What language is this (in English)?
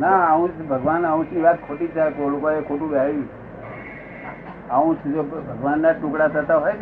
Gujarati